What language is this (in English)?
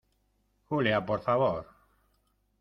Spanish